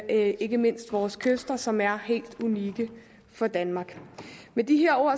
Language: Danish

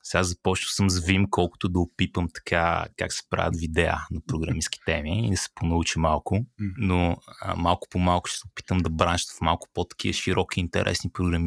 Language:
Bulgarian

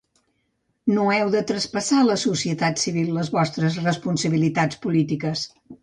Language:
Catalan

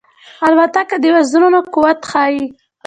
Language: Pashto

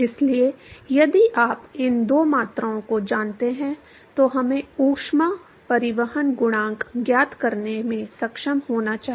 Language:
Hindi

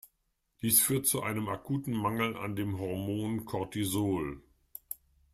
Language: German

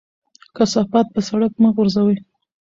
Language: Pashto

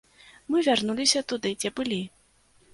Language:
Belarusian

